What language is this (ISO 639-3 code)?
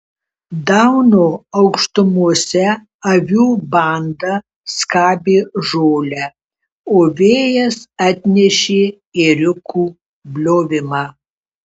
lit